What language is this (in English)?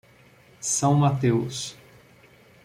Portuguese